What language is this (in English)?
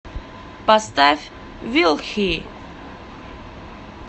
Russian